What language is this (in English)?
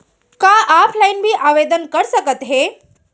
Chhattisgarhi